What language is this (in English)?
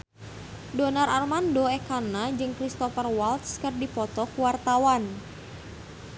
Sundanese